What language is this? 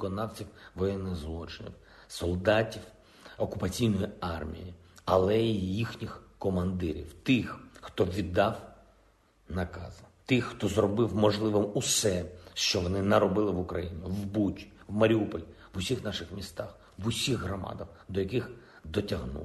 Ukrainian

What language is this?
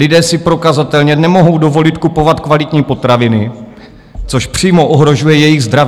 Czech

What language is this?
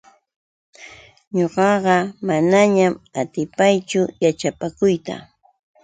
Yauyos Quechua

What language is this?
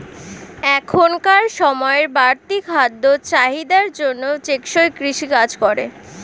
Bangla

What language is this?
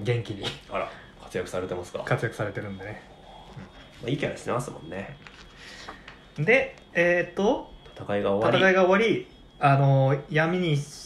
Japanese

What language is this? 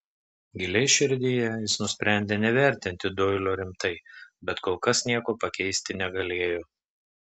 Lithuanian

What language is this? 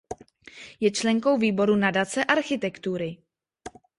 Czech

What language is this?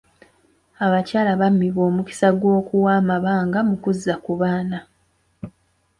Ganda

